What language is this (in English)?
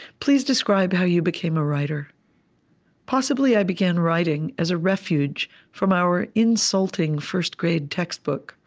English